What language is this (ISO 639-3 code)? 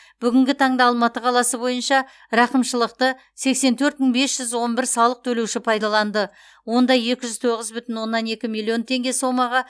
kaz